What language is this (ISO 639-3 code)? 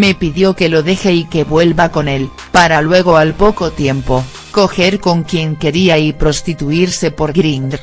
spa